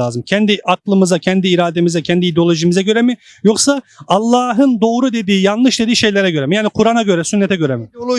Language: Turkish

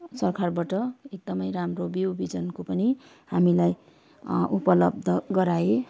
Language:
Nepali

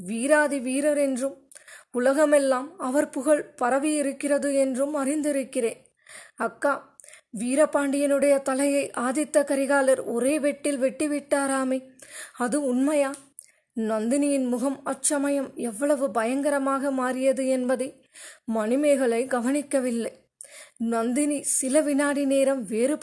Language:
Tamil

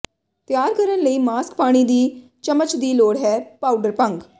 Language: Punjabi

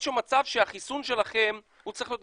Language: Hebrew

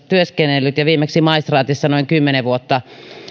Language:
Finnish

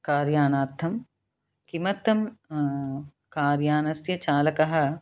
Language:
Sanskrit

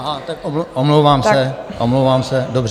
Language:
Czech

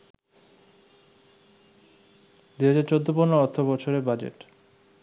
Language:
Bangla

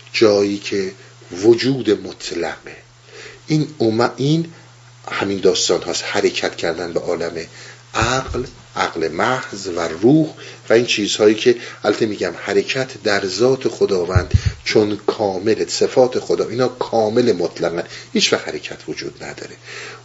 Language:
Persian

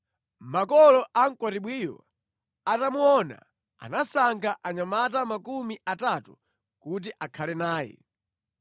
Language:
Nyanja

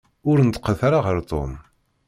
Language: Kabyle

